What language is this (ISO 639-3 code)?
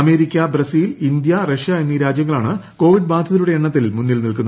mal